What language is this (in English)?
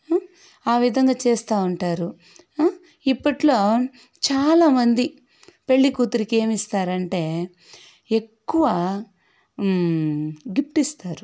Telugu